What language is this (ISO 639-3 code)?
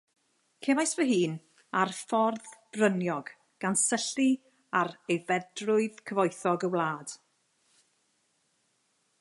cym